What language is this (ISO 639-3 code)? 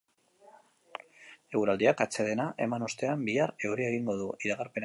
eus